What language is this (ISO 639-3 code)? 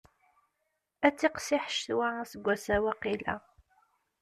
kab